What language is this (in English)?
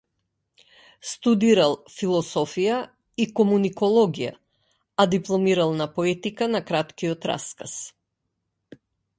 Macedonian